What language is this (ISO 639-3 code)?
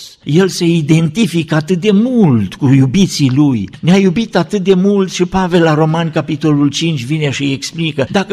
ron